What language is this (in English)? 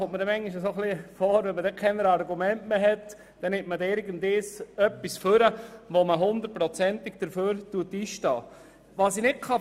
Swiss German